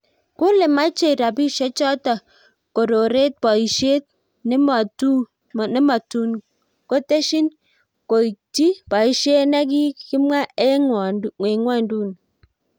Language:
Kalenjin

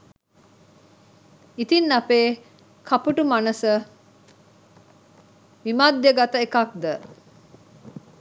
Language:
Sinhala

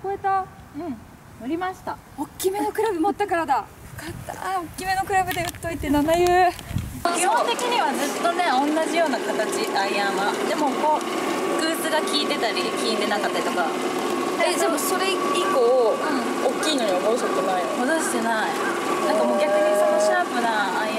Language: Japanese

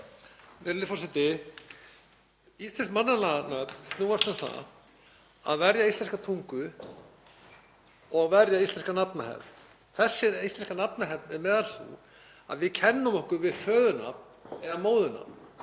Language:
Icelandic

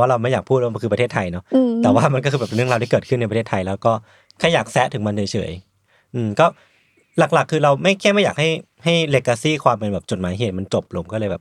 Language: Thai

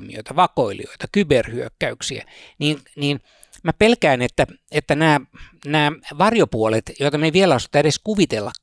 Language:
Finnish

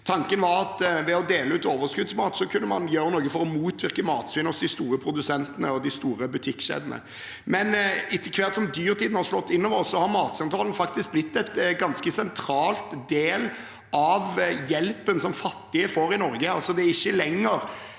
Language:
Norwegian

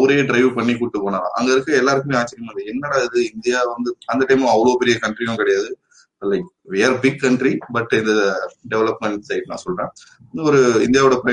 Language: Tamil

